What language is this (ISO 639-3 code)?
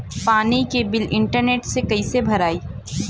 bho